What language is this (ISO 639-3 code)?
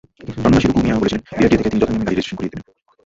ben